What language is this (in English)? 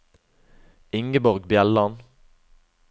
Norwegian